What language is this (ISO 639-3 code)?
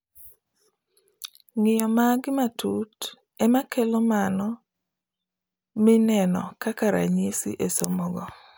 luo